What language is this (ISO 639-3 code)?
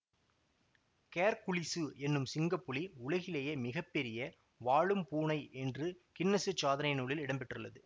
tam